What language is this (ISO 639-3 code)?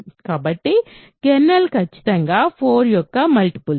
tel